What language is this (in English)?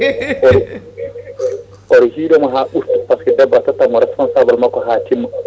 Fula